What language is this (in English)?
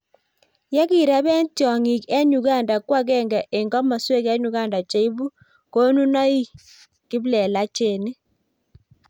Kalenjin